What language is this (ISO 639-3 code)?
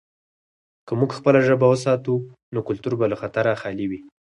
pus